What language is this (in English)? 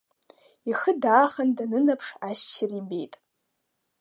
Abkhazian